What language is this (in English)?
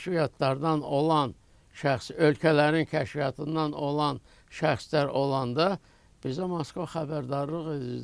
Turkish